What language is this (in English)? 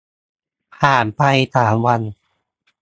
Thai